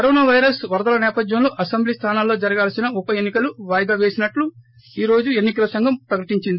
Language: Telugu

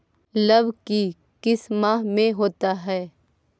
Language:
Magahi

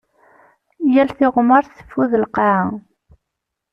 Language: Kabyle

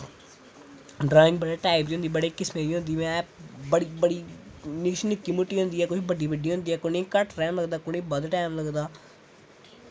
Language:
Dogri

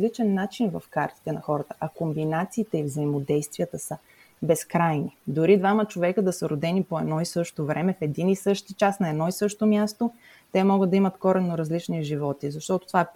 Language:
Bulgarian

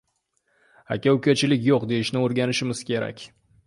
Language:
Uzbek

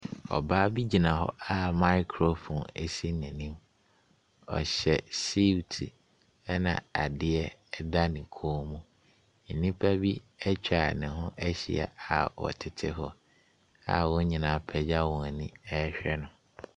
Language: Akan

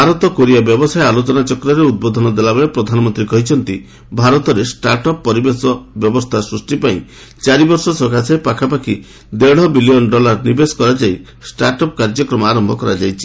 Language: Odia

